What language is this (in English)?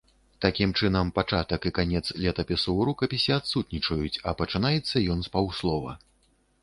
Belarusian